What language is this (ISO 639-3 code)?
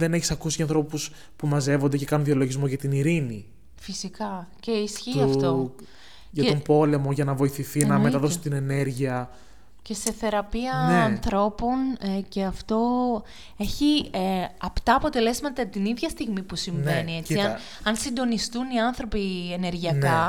ell